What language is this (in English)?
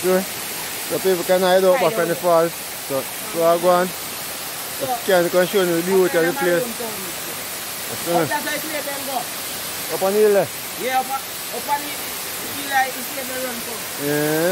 English